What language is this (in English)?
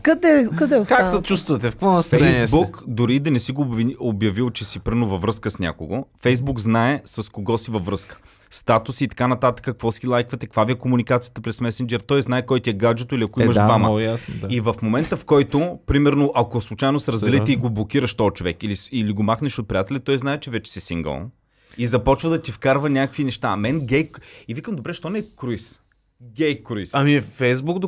Bulgarian